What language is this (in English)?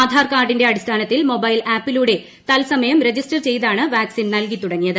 Malayalam